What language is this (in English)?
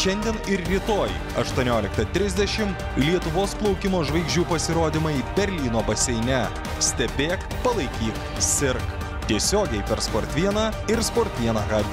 Lithuanian